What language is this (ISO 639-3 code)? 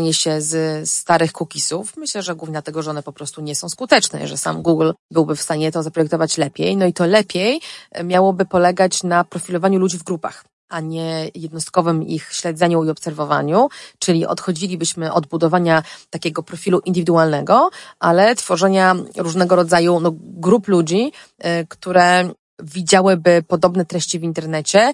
pol